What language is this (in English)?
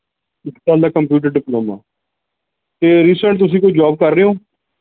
Punjabi